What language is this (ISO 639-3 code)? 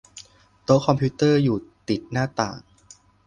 tha